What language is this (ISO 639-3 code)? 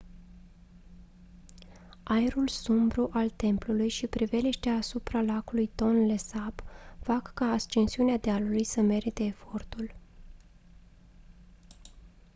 ron